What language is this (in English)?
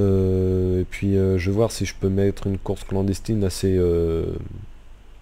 French